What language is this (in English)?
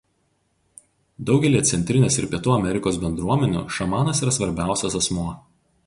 Lithuanian